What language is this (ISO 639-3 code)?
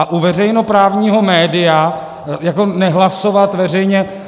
ces